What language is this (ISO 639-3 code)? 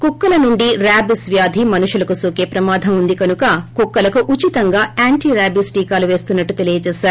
tel